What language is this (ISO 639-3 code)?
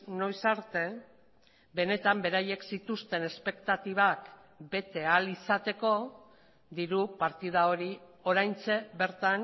eus